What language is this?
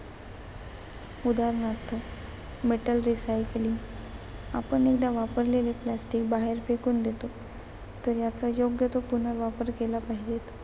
Marathi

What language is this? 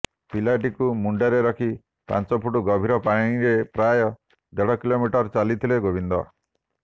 Odia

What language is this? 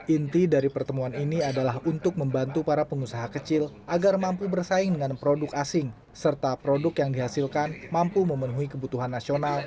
Indonesian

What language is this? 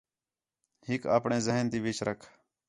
Khetrani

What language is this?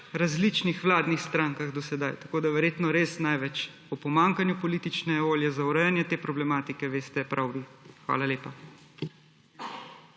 Slovenian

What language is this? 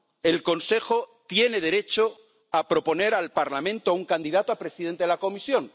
Spanish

